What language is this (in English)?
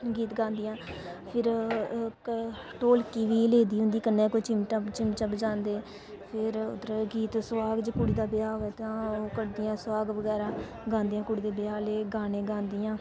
Dogri